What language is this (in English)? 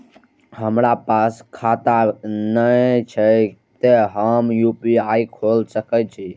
Maithili